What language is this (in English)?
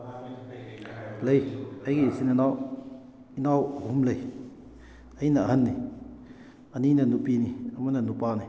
Manipuri